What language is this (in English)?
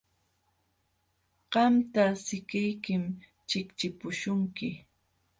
Jauja Wanca Quechua